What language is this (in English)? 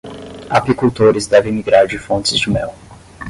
Portuguese